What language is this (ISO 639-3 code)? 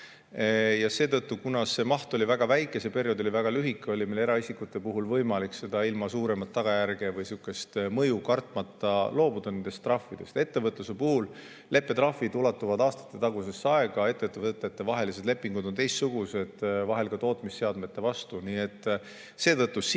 est